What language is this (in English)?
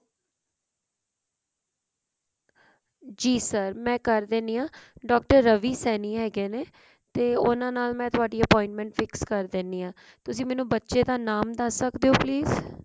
Punjabi